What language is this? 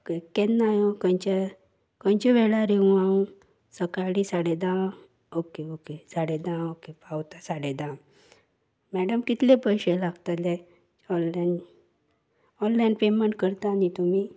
Konkani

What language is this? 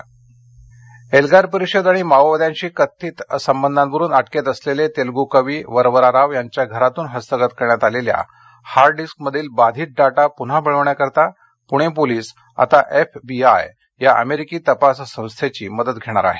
Marathi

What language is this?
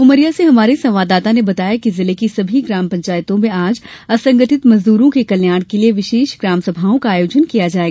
Hindi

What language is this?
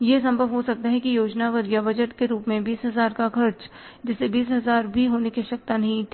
Hindi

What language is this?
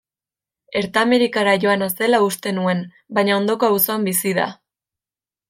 Basque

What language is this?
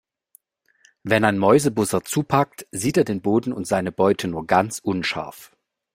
German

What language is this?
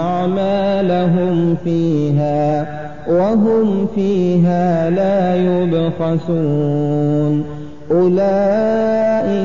Arabic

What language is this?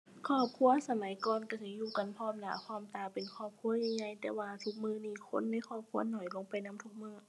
Thai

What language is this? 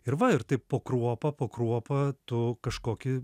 Lithuanian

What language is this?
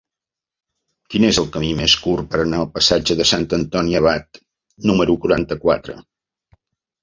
Catalan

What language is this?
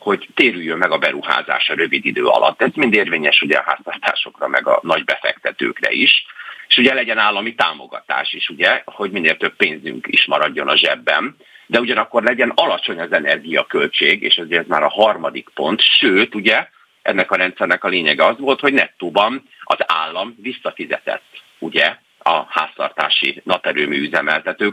Hungarian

